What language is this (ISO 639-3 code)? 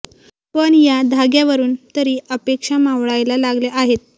mar